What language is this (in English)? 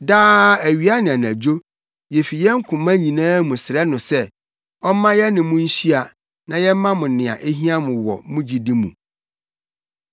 Akan